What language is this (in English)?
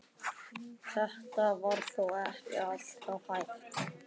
Icelandic